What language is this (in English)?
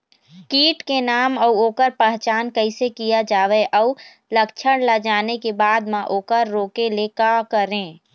Chhattisgarhi